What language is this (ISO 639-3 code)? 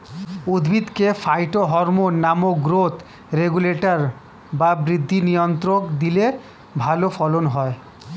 ben